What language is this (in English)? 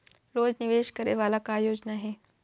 Chhattisgarhi